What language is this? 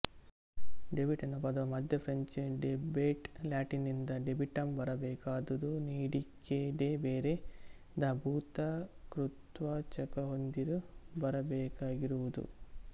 Kannada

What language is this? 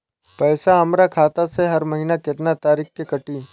Bhojpuri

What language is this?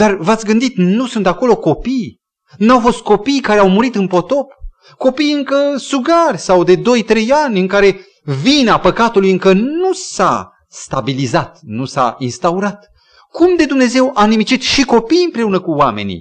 Romanian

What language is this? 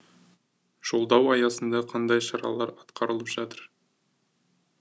Kazakh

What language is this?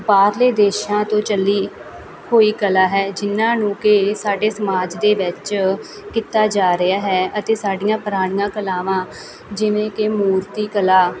Punjabi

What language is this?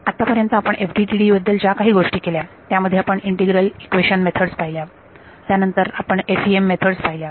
Marathi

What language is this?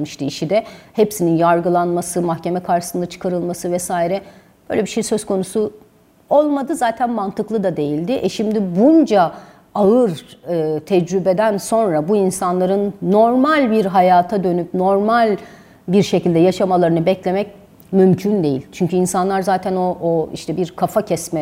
Turkish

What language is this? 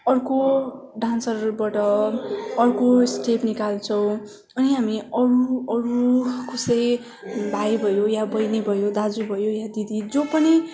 Nepali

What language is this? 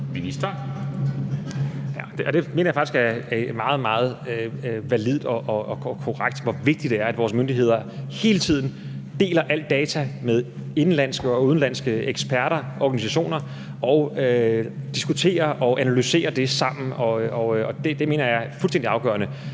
Danish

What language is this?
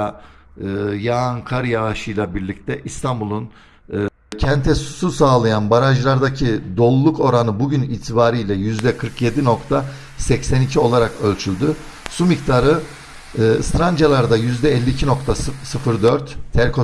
Turkish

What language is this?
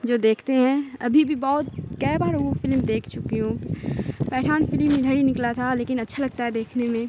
Urdu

